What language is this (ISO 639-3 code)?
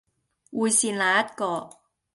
yue